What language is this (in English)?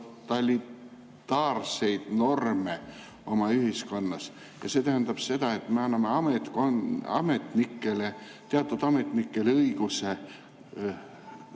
Estonian